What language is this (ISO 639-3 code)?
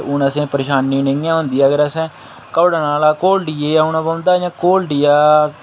doi